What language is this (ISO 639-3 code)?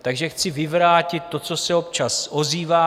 ces